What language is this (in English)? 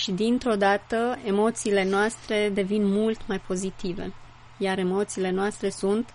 Romanian